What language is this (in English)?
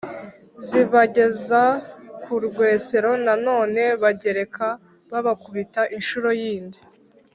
Kinyarwanda